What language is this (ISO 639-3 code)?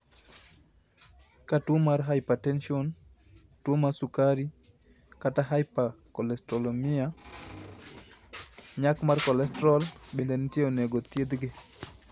luo